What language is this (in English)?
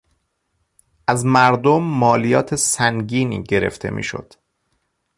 Persian